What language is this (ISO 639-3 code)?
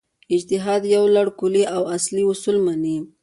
pus